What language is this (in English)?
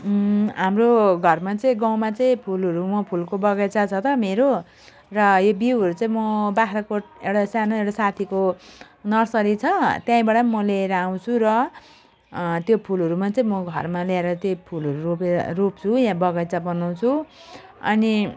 Nepali